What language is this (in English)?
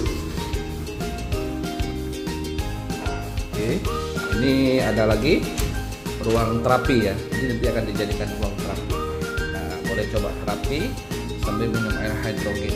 Indonesian